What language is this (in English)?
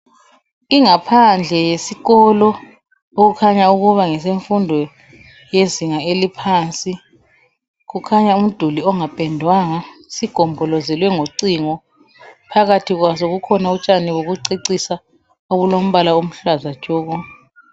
North Ndebele